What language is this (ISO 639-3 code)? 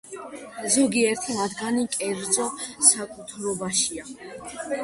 kat